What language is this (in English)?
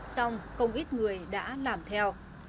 Vietnamese